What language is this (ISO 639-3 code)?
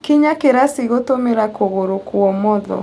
kik